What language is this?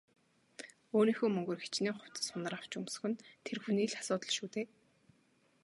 Mongolian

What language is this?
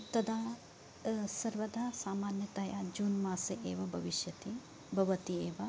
Sanskrit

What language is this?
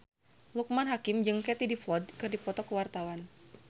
Sundanese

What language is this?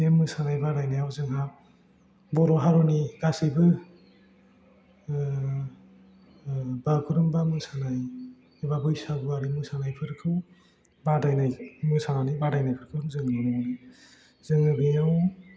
Bodo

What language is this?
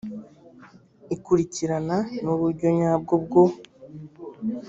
Kinyarwanda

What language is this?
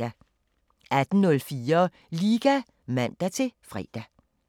Danish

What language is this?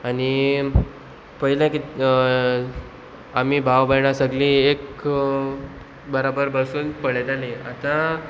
Konkani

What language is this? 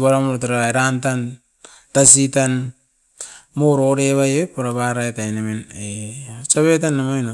Askopan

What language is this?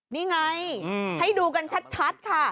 Thai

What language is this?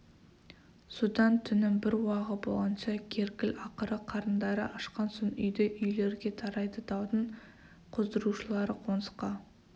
Kazakh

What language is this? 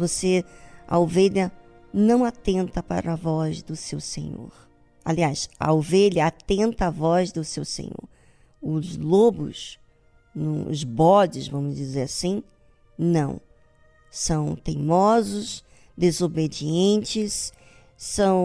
Portuguese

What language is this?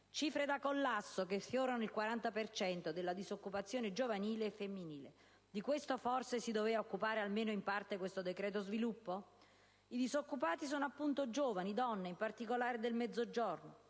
Italian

